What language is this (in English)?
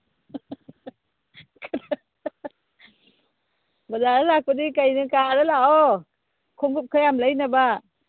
Manipuri